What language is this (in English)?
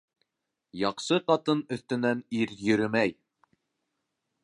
Bashkir